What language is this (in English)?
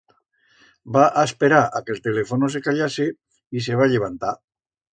Aragonese